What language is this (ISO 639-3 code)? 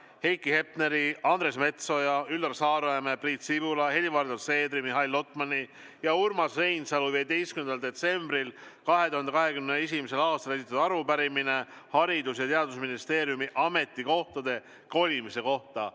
est